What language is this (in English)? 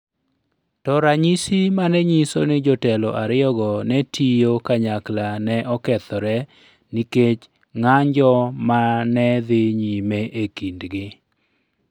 Luo (Kenya and Tanzania)